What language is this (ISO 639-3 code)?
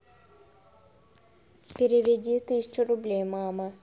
rus